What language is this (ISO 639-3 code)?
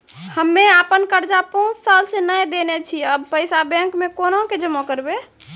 mai